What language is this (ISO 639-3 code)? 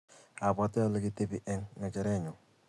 kln